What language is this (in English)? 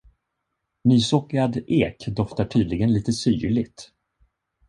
Swedish